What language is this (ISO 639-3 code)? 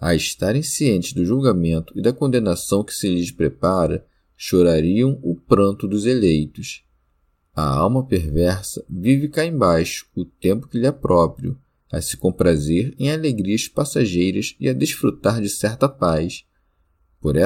por